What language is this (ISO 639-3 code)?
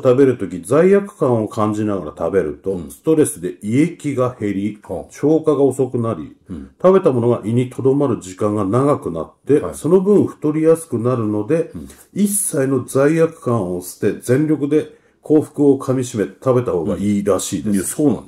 jpn